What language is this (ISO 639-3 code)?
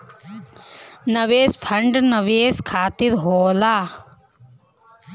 bho